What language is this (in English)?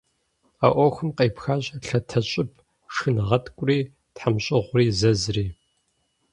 Kabardian